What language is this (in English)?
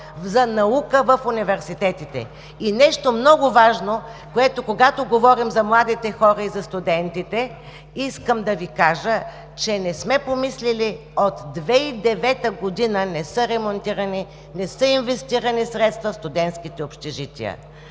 Bulgarian